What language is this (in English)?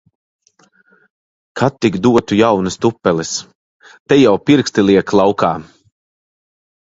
Latvian